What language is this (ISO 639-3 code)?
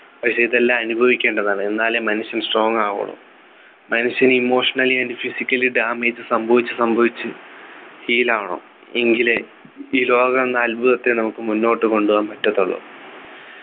mal